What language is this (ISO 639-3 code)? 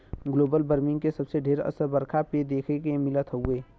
bho